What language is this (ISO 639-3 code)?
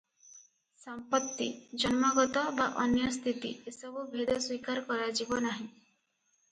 ori